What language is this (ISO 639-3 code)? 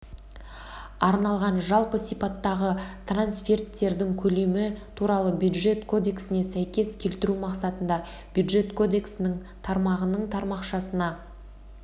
kaz